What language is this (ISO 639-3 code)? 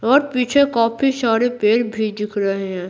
hin